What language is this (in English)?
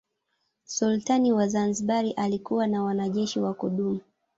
Swahili